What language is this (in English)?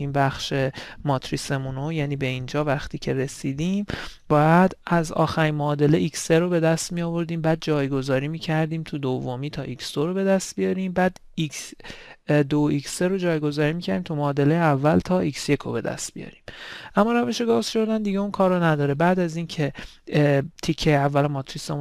Persian